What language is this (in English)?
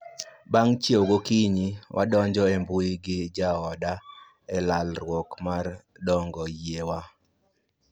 Luo (Kenya and Tanzania)